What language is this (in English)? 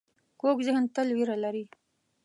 Pashto